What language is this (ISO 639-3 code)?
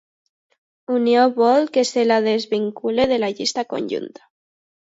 cat